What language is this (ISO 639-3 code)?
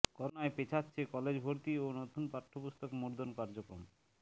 ben